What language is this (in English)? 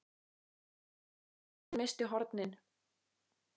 Icelandic